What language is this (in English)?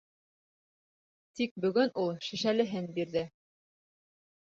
Bashkir